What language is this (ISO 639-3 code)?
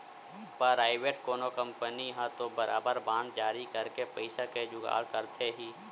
hne